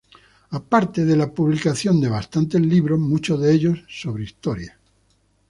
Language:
Spanish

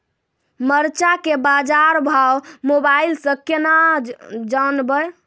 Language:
Maithili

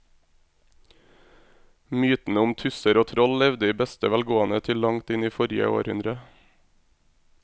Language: Norwegian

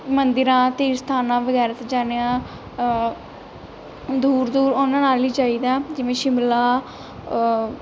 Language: Punjabi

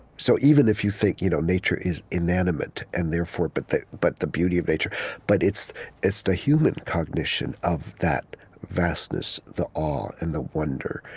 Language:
English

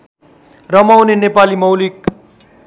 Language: Nepali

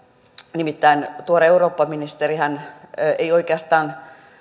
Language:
Finnish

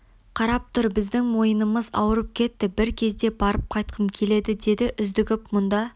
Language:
Kazakh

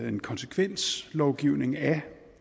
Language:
Danish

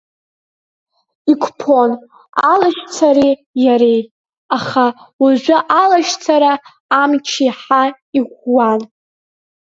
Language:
Abkhazian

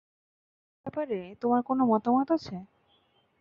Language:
Bangla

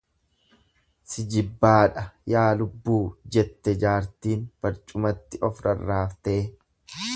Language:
Oromo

